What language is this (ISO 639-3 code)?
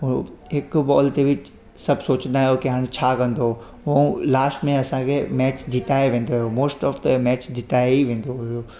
snd